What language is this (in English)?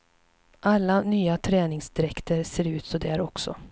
Swedish